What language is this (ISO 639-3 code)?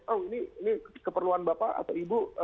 ind